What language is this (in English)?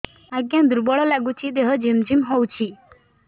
Odia